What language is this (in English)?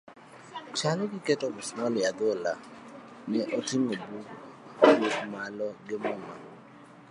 Luo (Kenya and Tanzania)